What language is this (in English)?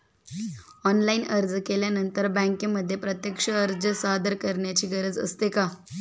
Marathi